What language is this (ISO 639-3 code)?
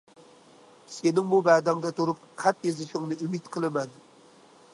uig